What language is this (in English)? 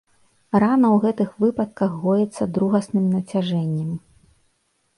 Belarusian